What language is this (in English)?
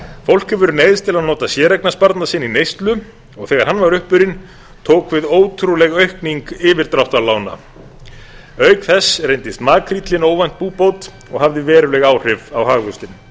Icelandic